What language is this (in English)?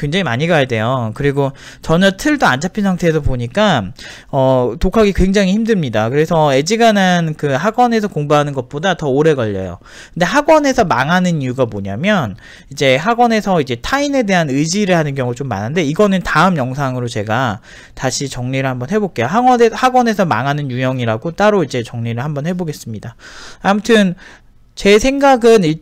Korean